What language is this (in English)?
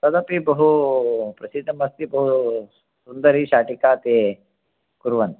Sanskrit